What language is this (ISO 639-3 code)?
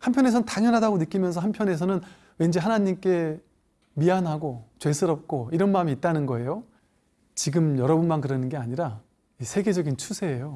kor